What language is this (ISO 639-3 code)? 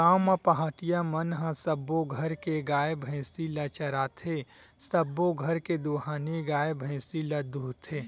hne